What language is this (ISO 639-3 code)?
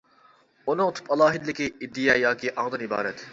uig